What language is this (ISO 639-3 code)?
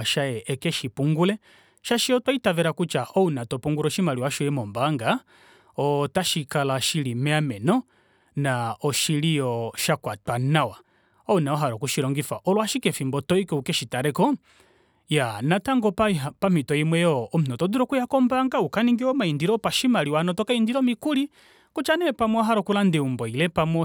kua